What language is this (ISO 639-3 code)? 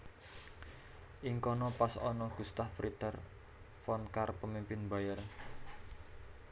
jav